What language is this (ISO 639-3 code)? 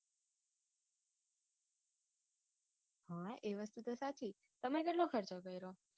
guj